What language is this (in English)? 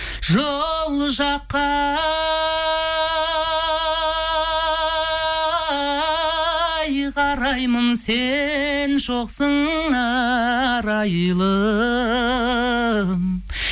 Kazakh